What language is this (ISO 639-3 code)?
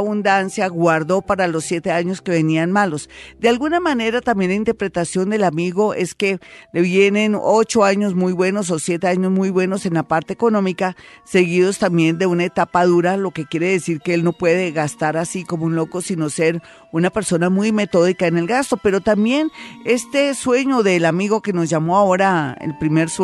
spa